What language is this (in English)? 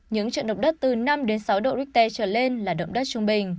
Vietnamese